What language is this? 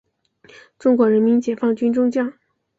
Chinese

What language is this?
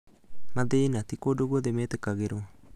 Kikuyu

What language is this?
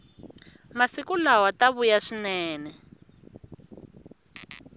Tsonga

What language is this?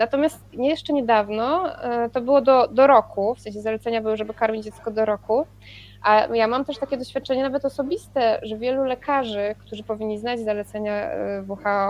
Polish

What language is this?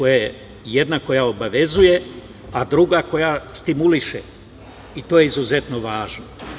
Serbian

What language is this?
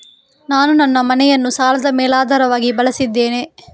Kannada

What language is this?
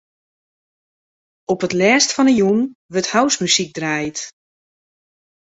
Western Frisian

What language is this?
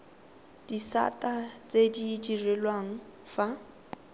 Tswana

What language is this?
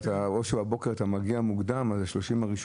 Hebrew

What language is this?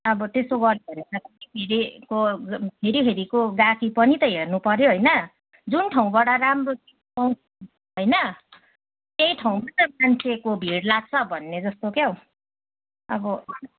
Nepali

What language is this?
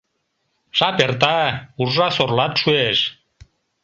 Mari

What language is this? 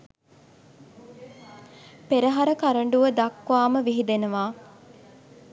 Sinhala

